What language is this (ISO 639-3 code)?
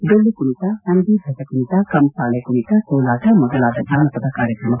kan